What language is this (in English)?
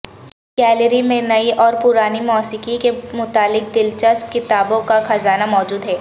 Urdu